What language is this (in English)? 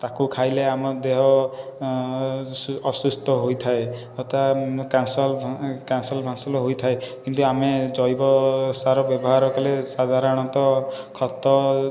Odia